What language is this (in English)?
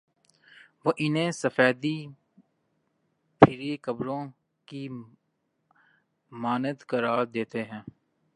Urdu